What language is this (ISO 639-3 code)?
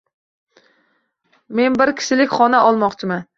uzb